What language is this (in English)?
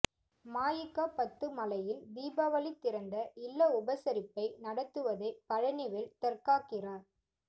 Tamil